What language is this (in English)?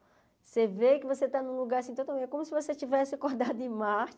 Portuguese